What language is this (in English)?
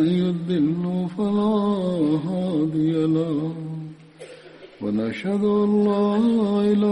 Tamil